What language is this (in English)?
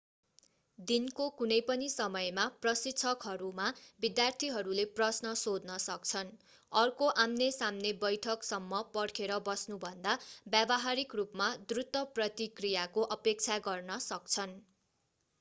Nepali